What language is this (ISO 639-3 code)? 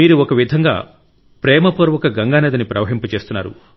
tel